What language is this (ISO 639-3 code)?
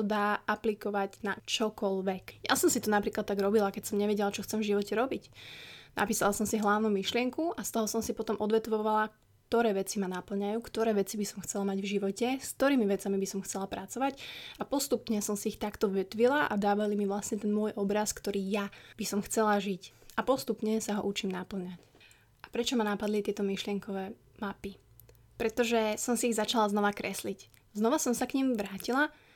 slk